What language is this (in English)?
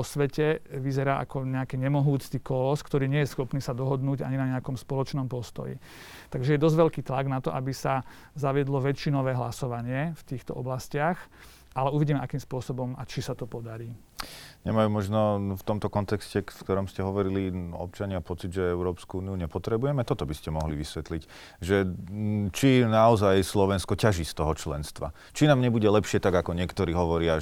Slovak